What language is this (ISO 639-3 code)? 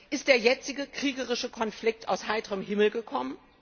deu